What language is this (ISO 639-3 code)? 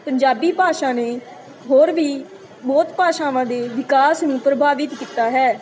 pan